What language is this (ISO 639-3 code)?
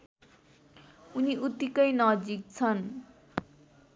nep